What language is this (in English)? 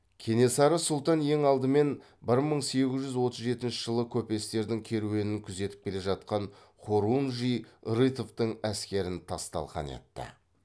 Kazakh